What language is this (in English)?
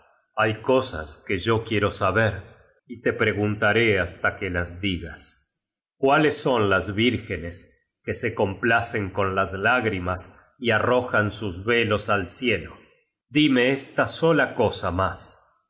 Spanish